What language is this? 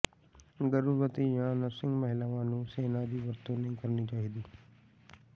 Punjabi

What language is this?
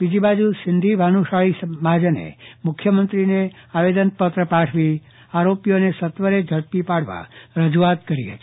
Gujarati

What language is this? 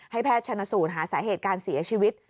Thai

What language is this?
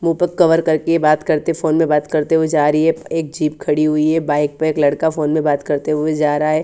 Hindi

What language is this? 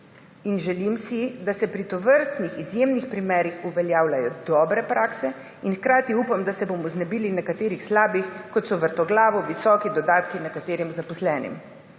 Slovenian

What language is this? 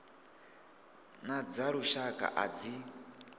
Venda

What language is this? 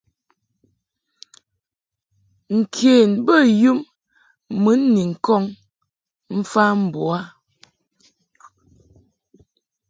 Mungaka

